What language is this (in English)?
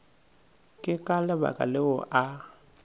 Northern Sotho